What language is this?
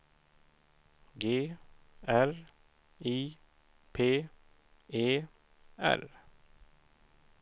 Swedish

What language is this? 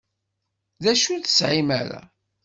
Kabyle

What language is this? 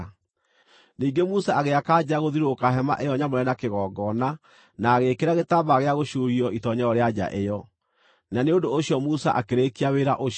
Kikuyu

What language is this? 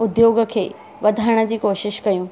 Sindhi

